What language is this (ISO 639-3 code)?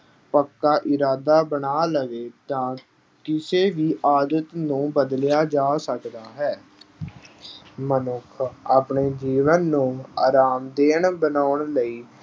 pan